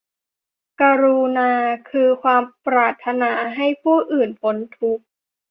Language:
Thai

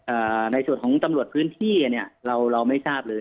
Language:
Thai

